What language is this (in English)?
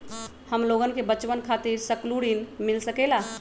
Magahi